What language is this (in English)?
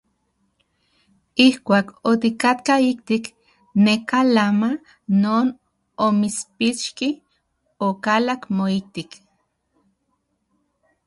Central Puebla Nahuatl